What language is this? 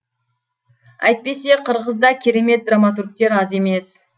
Kazakh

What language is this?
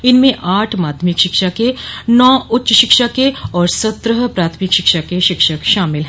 Hindi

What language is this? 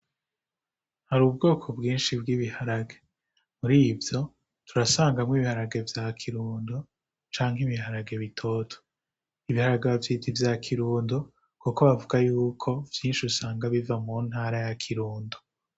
Rundi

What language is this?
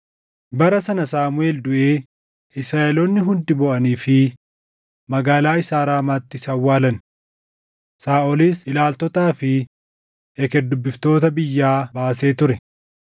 Oromo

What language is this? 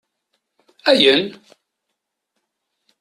Kabyle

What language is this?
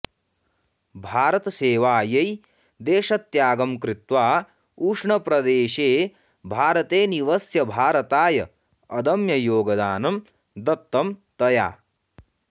Sanskrit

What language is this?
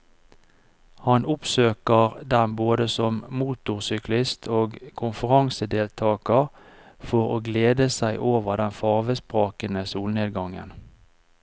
Norwegian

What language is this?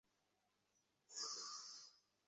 Bangla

